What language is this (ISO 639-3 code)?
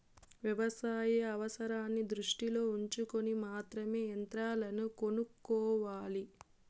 tel